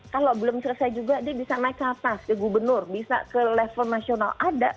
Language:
Indonesian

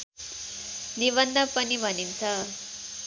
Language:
Nepali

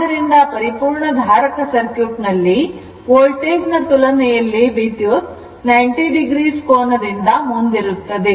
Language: Kannada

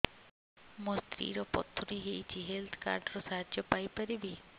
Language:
Odia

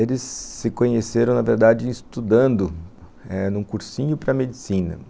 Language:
Portuguese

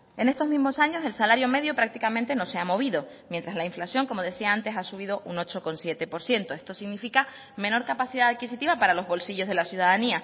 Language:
Spanish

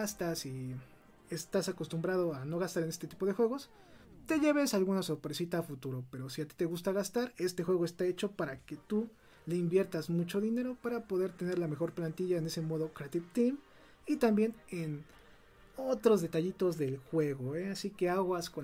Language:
Spanish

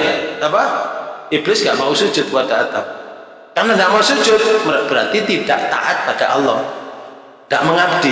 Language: Indonesian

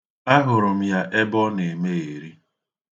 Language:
Igbo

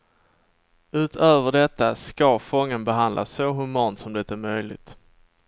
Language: Swedish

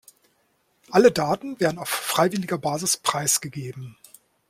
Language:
German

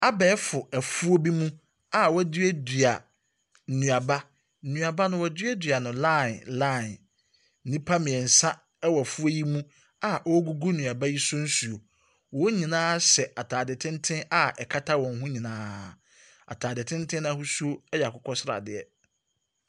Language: Akan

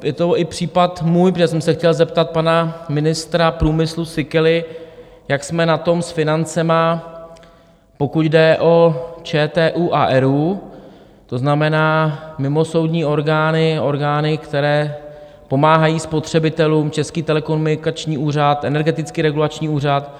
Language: Czech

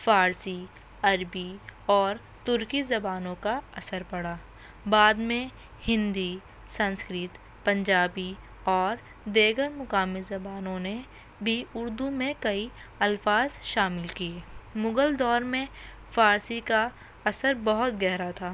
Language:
Urdu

